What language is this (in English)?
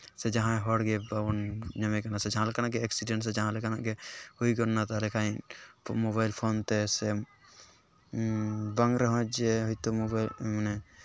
Santali